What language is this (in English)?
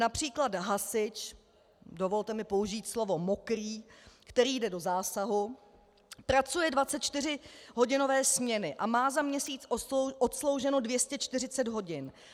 Czech